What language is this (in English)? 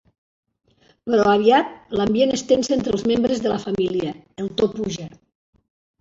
Catalan